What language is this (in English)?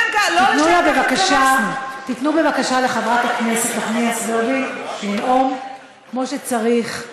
Hebrew